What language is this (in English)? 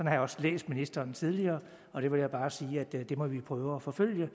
Danish